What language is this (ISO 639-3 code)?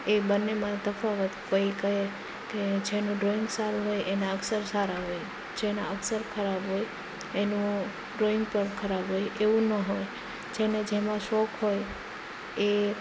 guj